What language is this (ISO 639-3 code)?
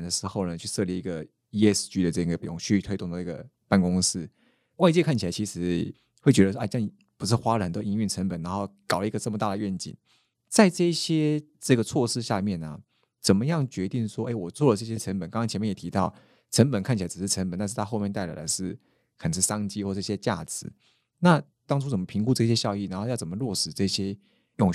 zho